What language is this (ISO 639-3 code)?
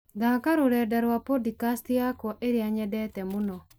kik